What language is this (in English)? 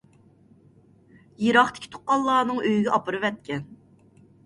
Uyghur